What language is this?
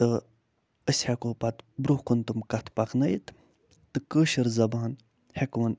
Kashmiri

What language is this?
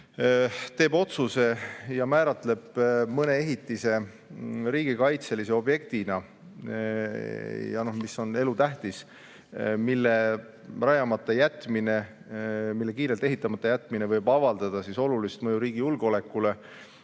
Estonian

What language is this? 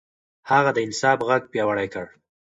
Pashto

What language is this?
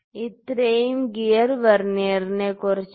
Malayalam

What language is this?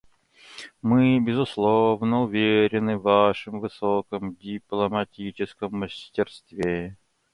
Russian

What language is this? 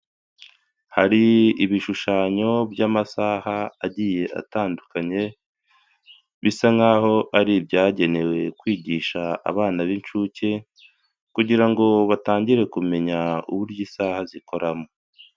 Kinyarwanda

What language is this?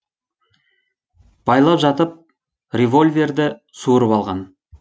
Kazakh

